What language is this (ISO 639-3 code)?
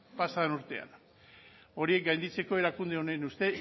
eus